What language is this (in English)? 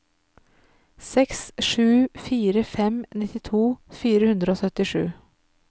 Norwegian